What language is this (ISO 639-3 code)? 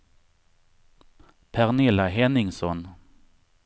swe